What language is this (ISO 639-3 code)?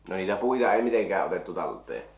fin